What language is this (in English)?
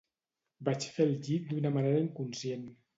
Catalan